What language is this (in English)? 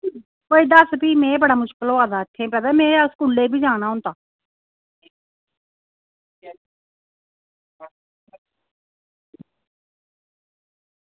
Dogri